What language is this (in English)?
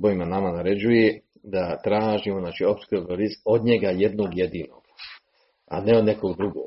Croatian